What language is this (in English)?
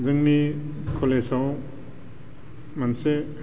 Bodo